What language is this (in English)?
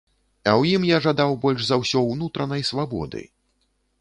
Belarusian